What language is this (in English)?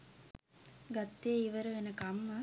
Sinhala